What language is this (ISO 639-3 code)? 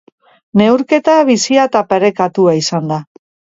eus